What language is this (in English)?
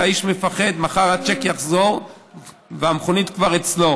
Hebrew